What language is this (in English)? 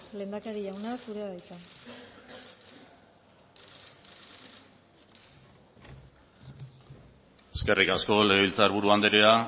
Basque